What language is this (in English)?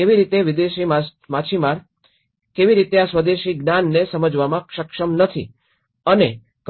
Gujarati